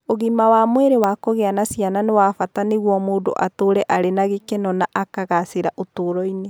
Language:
Kikuyu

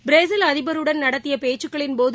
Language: Tamil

